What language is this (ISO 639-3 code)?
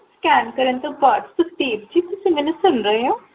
pan